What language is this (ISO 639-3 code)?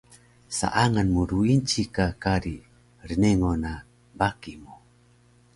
trv